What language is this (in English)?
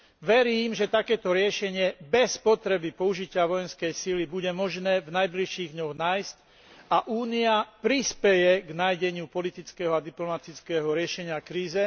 Slovak